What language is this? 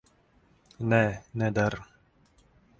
Latvian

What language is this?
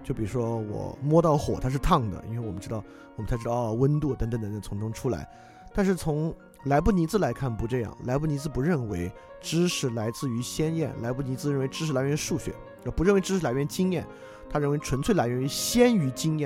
Chinese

